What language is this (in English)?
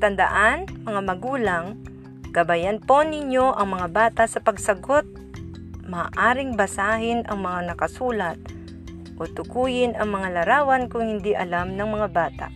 Filipino